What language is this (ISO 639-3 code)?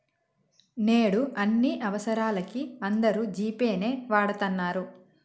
tel